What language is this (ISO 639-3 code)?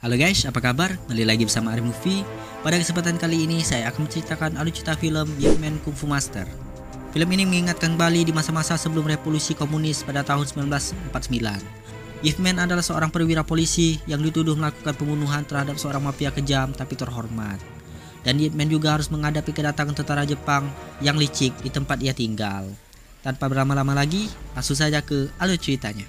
ind